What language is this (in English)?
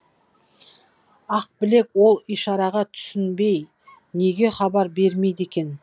Kazakh